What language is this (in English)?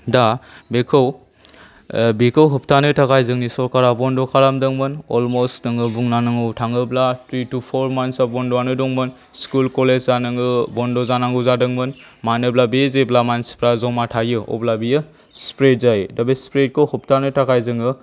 Bodo